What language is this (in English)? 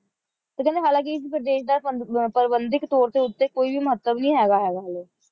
Punjabi